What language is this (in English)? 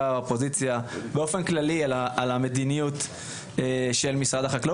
Hebrew